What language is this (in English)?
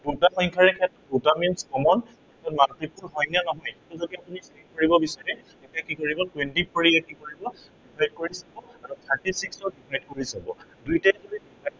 Assamese